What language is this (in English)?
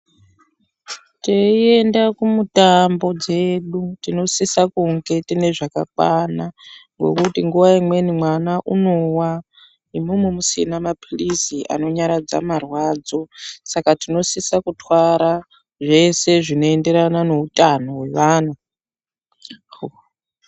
Ndau